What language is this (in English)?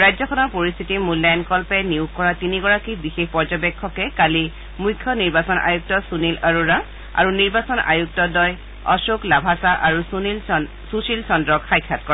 Assamese